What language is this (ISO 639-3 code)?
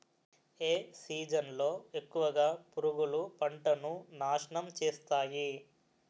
tel